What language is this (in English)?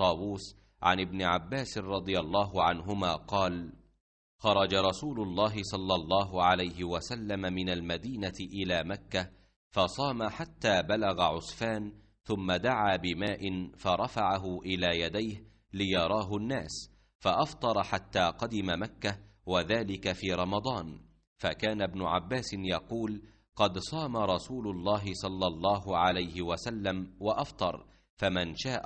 Arabic